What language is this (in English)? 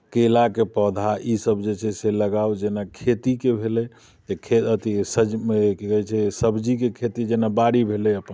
Maithili